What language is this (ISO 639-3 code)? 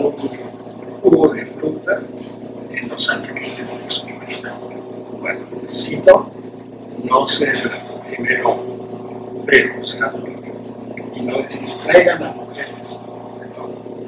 spa